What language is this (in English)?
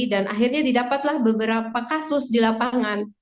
Indonesian